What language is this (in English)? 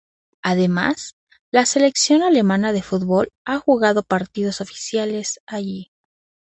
Spanish